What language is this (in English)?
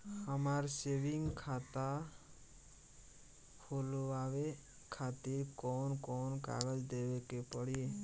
Bhojpuri